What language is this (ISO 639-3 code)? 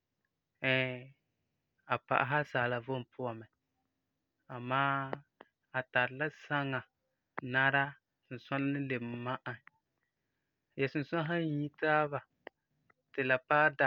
gur